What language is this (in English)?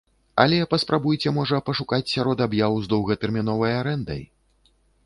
Belarusian